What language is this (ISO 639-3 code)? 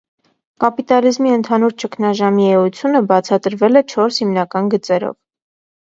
hye